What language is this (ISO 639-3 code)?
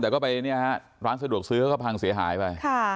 tha